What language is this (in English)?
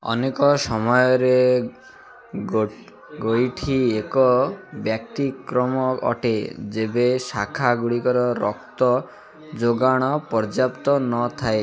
Odia